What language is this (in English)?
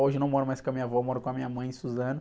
Portuguese